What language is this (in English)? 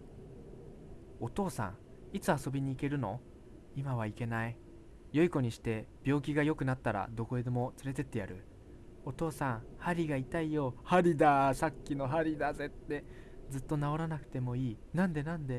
Japanese